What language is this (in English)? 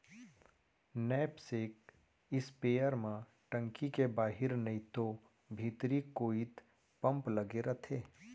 Chhattisgarhi